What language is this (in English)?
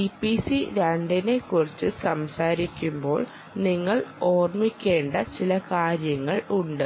Malayalam